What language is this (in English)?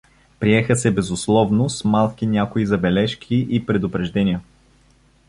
Bulgarian